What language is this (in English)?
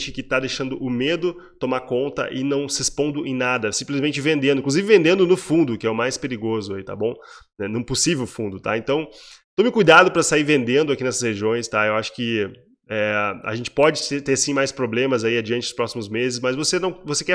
Portuguese